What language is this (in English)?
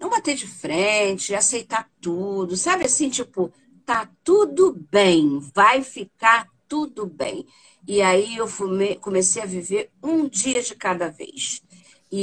Portuguese